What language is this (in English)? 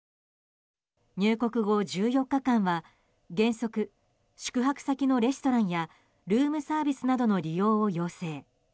Japanese